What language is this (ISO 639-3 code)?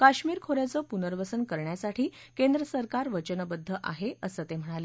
mar